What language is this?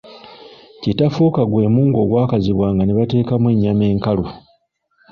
Ganda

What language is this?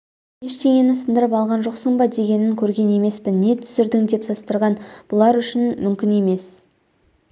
Kazakh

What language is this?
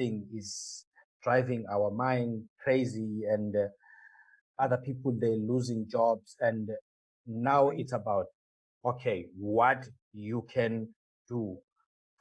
English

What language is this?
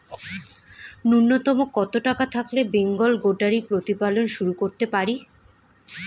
Bangla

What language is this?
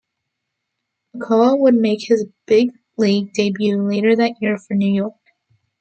English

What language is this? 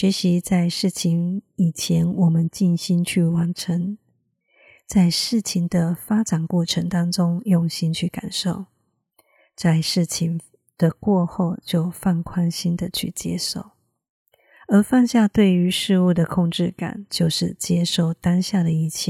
Chinese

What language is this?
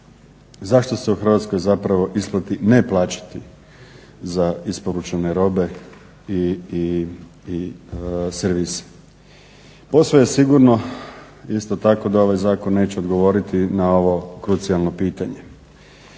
Croatian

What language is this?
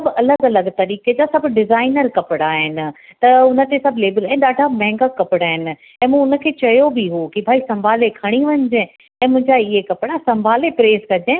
Sindhi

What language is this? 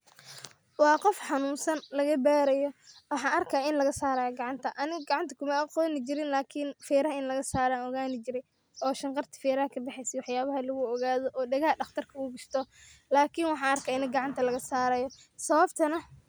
Somali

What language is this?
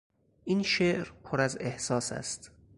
Persian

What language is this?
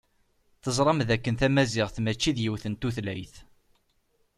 Kabyle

